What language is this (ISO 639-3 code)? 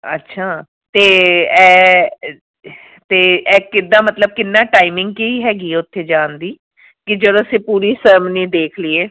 pan